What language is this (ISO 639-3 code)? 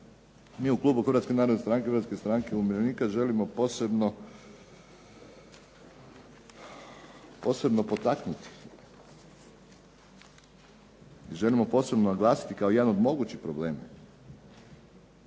hrv